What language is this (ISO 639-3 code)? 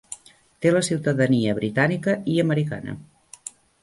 cat